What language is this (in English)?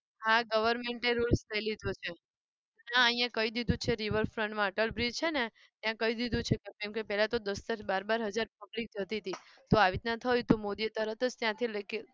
Gujarati